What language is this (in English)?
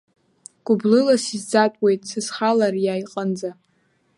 Abkhazian